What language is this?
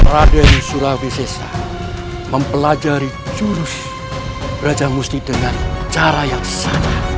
Indonesian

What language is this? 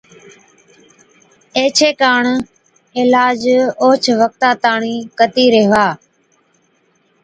Od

